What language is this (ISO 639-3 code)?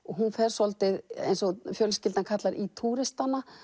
isl